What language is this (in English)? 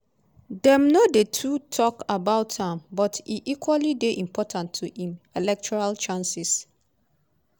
Nigerian Pidgin